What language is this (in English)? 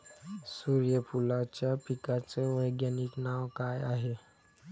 Marathi